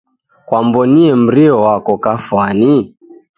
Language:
Taita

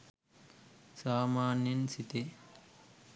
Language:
Sinhala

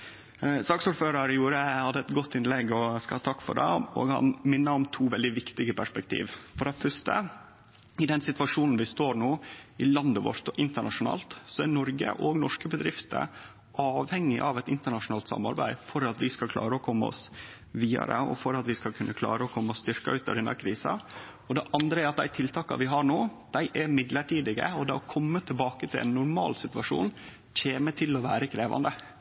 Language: Norwegian Nynorsk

